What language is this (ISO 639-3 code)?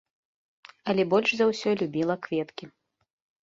bel